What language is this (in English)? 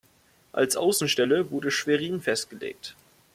German